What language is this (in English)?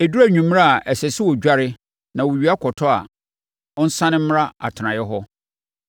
Akan